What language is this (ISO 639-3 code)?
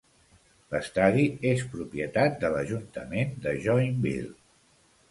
cat